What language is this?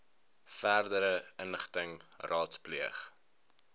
Afrikaans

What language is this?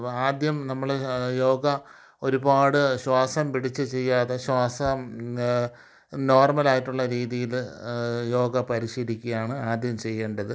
Malayalam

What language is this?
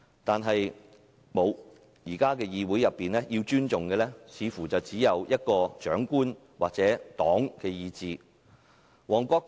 Cantonese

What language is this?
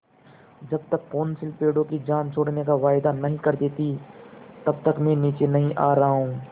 Hindi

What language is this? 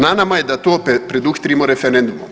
Croatian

